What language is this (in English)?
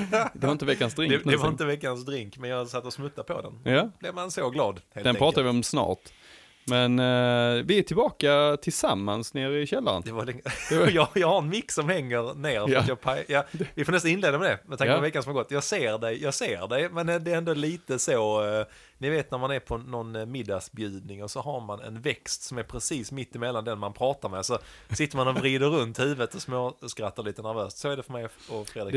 Swedish